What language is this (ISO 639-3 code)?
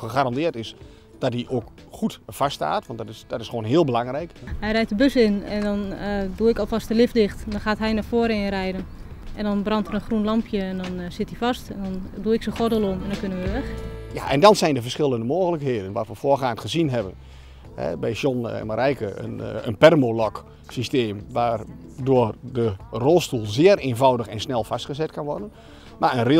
nld